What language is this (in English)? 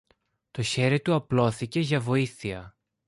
Greek